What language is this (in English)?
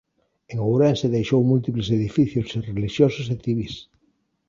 Galician